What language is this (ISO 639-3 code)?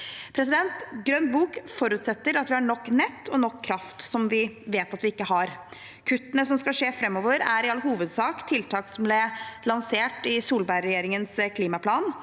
nor